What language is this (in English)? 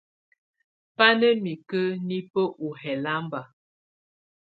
Tunen